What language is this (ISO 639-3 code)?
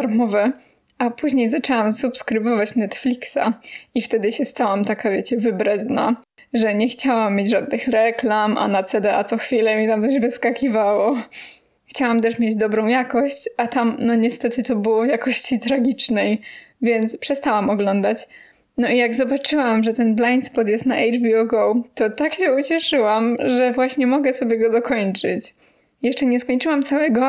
pol